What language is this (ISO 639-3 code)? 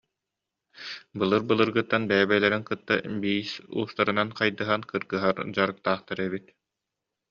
sah